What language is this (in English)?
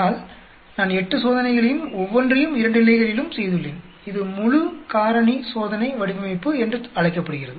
Tamil